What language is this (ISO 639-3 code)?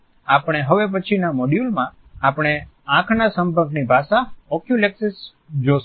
guj